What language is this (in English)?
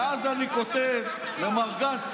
Hebrew